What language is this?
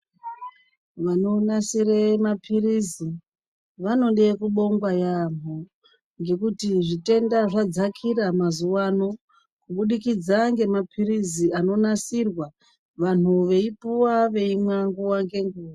Ndau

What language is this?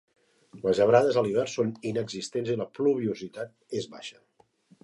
Catalan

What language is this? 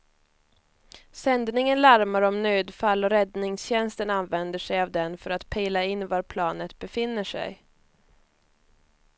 Swedish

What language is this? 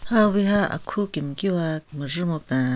Southern Rengma Naga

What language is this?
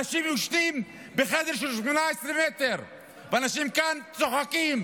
Hebrew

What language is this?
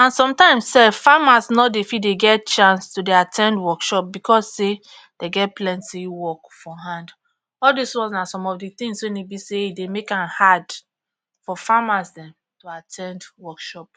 Nigerian Pidgin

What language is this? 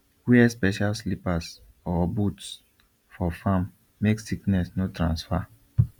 Nigerian Pidgin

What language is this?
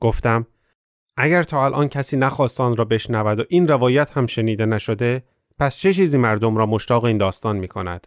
Persian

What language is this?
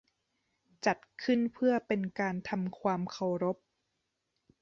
Thai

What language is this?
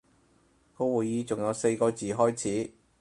Cantonese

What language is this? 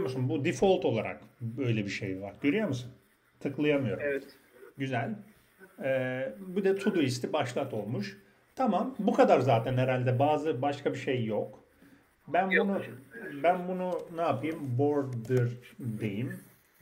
Turkish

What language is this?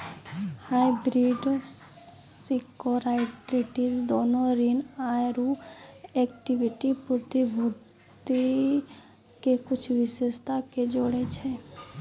Maithili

